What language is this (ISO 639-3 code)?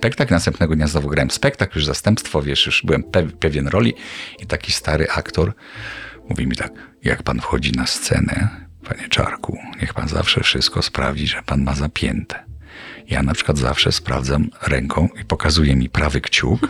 pol